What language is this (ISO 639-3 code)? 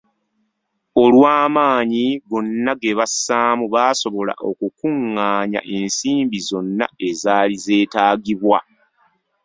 lug